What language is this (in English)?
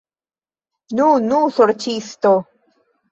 Esperanto